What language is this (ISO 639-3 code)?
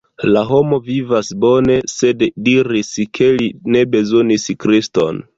epo